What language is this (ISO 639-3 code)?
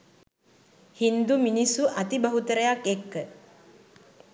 sin